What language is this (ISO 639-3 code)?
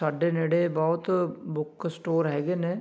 pan